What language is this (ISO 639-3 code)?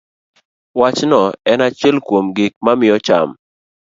luo